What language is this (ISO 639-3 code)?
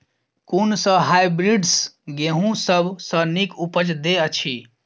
mai